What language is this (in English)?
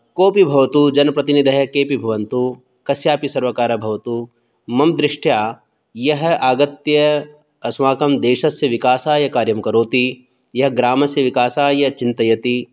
Sanskrit